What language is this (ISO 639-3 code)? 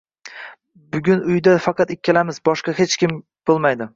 uzb